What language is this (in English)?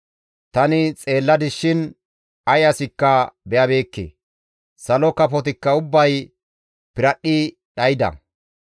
Gamo